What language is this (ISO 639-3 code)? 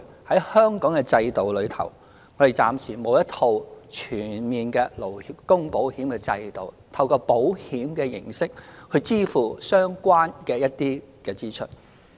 yue